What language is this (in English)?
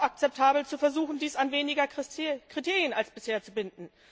German